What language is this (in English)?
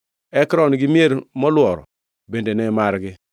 Luo (Kenya and Tanzania)